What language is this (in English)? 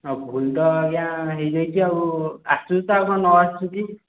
Odia